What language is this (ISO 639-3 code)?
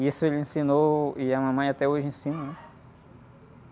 por